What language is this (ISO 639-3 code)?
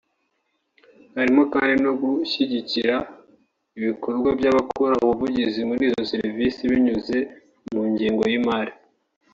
kin